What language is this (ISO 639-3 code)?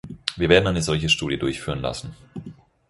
deu